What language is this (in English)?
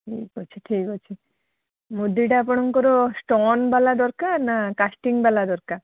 Odia